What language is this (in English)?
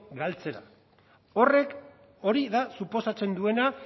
Basque